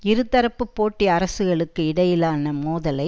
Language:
Tamil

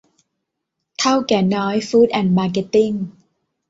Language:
Thai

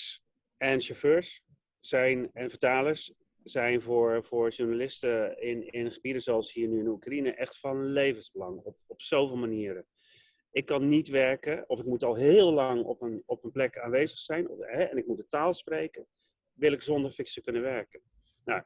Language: Dutch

